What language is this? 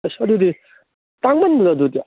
Manipuri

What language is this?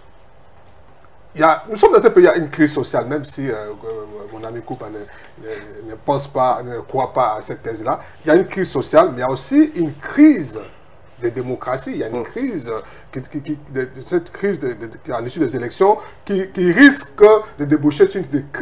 French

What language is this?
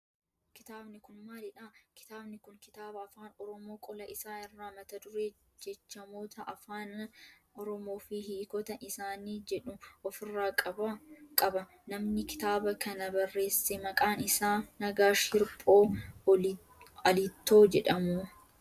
Oromo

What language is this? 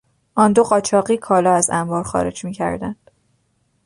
Persian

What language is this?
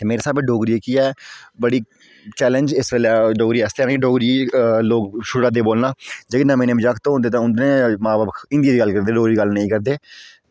Dogri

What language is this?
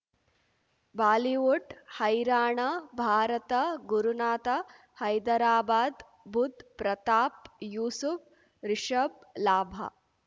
Kannada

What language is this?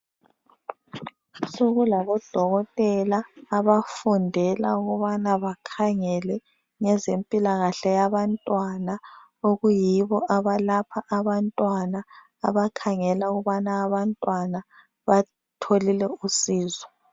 North Ndebele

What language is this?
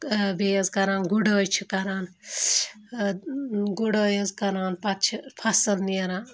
Kashmiri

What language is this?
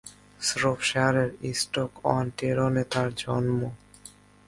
Bangla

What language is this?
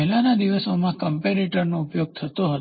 Gujarati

